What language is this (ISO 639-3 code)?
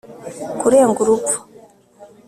kin